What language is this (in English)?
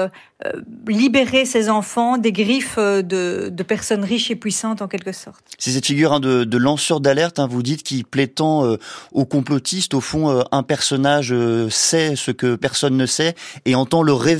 French